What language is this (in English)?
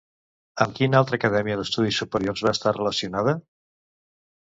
Catalan